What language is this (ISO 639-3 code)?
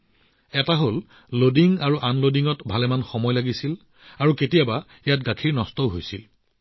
asm